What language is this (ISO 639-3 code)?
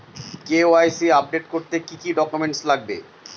ben